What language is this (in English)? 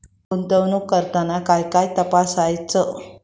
Marathi